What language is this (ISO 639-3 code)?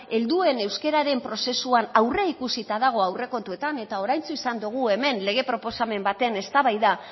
eus